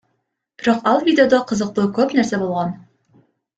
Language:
Kyrgyz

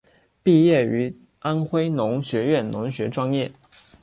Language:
Chinese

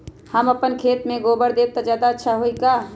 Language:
Magahi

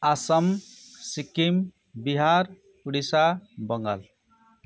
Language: Nepali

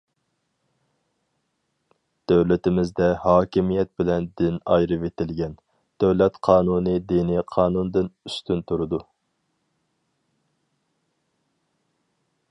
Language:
Uyghur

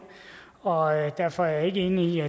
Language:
Danish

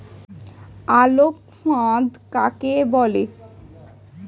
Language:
Bangla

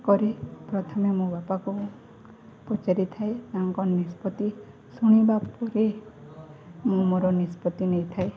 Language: Odia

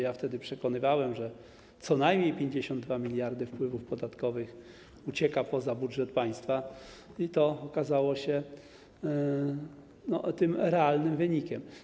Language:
Polish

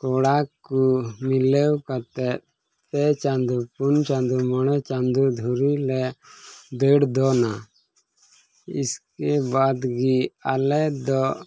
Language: Santali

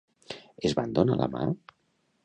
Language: Catalan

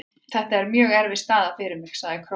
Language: Icelandic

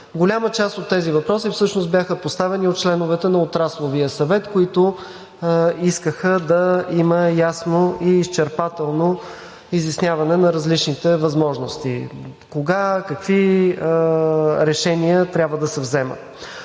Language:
Bulgarian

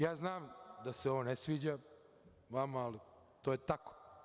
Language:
Serbian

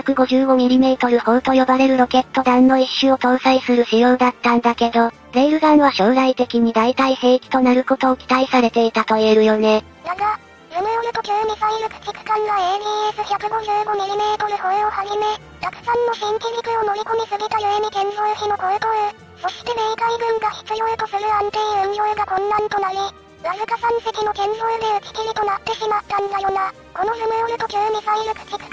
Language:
Japanese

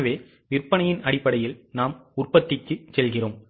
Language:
Tamil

